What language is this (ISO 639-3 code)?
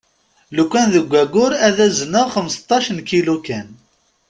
kab